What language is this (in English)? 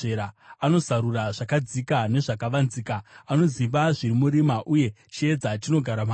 Shona